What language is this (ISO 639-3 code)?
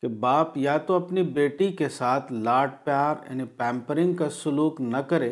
urd